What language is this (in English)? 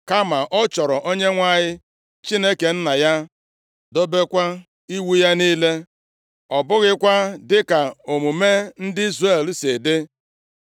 Igbo